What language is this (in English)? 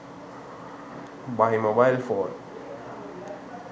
Sinhala